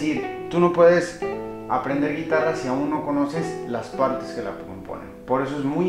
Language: Spanish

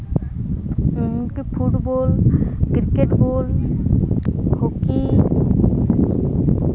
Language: Santali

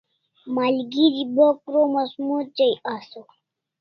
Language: Kalasha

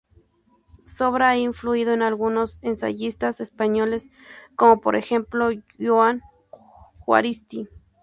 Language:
Spanish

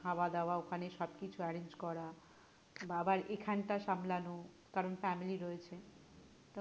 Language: Bangla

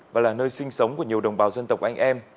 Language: Vietnamese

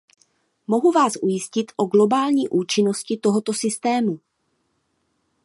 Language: Czech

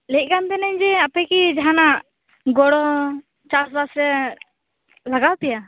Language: Santali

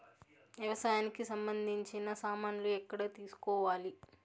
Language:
Telugu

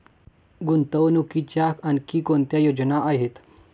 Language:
Marathi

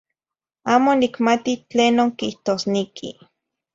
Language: Zacatlán-Ahuacatlán-Tepetzintla Nahuatl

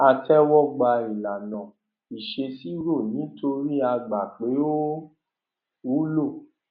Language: Yoruba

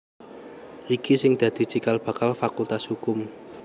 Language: Javanese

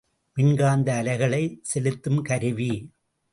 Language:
Tamil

